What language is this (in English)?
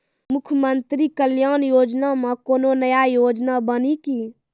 Maithili